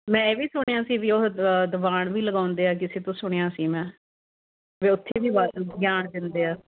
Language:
Punjabi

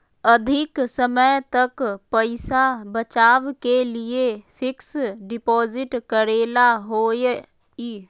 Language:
Magahi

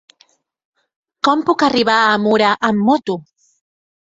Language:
Catalan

